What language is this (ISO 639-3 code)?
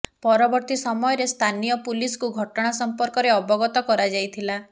ori